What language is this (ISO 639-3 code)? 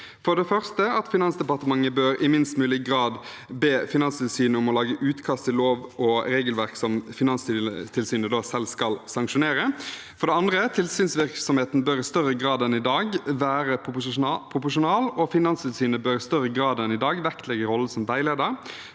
nor